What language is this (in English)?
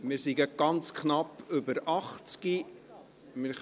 Swiss German